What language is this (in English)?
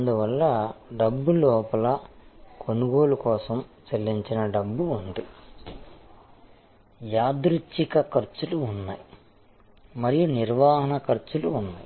Telugu